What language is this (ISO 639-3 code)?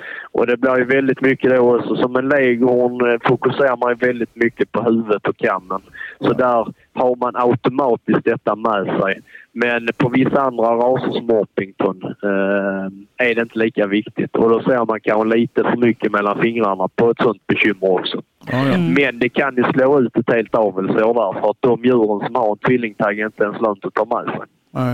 swe